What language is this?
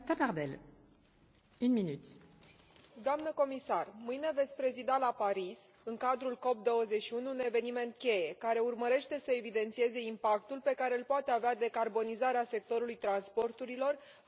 Romanian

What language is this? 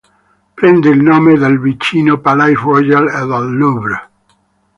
Italian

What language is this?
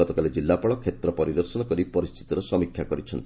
Odia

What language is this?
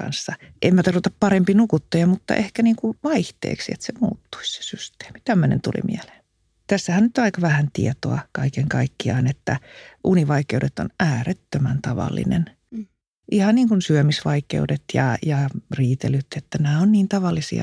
Finnish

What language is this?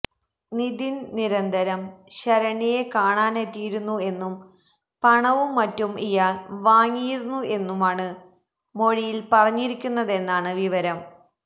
Malayalam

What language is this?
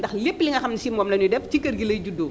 Wolof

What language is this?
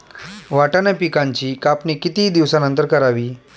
Marathi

